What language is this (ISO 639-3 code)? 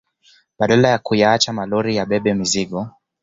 swa